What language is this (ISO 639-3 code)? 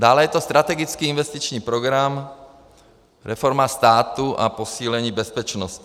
ces